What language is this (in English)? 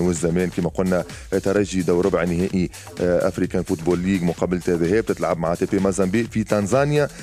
Arabic